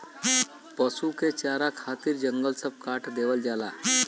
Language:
Bhojpuri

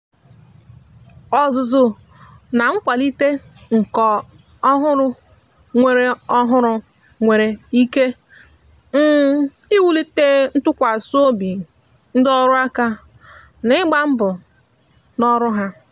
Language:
Igbo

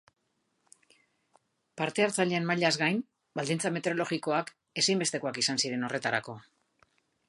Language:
Basque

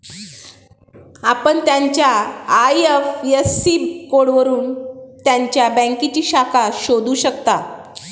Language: Marathi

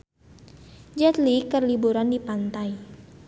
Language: Sundanese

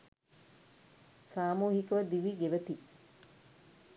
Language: Sinhala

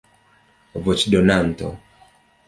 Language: Esperanto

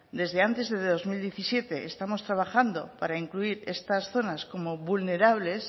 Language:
Spanish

